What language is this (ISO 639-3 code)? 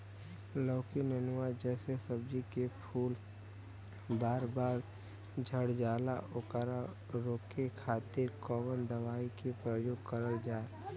bho